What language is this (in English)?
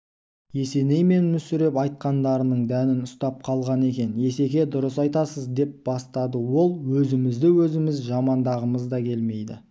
Kazakh